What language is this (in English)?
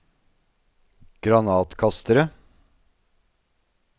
Norwegian